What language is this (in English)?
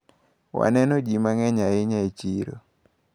Luo (Kenya and Tanzania)